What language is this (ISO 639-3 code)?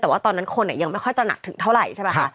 tha